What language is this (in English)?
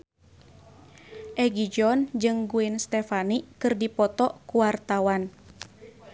Sundanese